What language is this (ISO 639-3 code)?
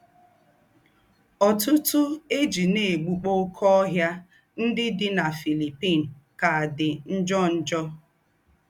ibo